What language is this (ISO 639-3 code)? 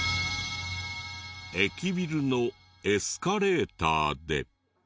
jpn